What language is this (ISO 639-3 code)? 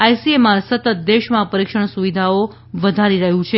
guj